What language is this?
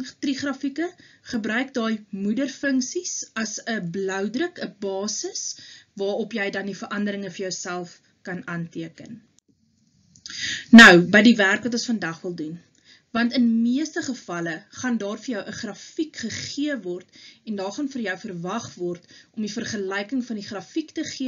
Dutch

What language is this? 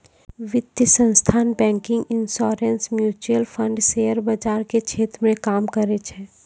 Maithili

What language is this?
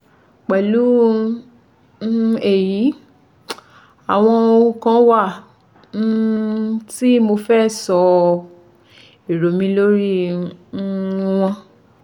Yoruba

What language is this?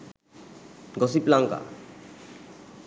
Sinhala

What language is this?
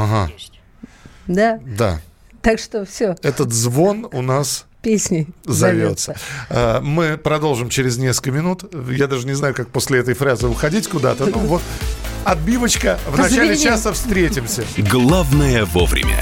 Russian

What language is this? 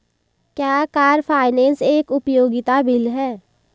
Hindi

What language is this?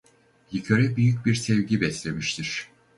Turkish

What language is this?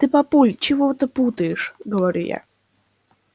Russian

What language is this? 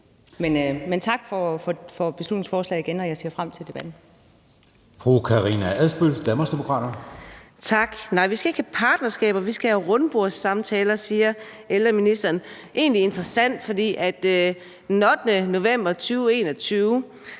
Danish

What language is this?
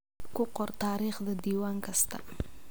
Somali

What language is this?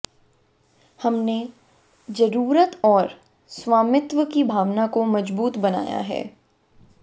Hindi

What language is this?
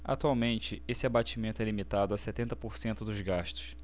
Portuguese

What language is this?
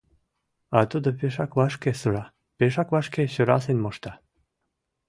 Mari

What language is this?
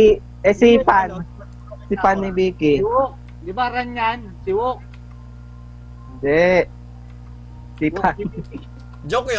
Filipino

